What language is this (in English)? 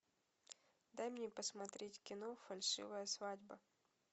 Russian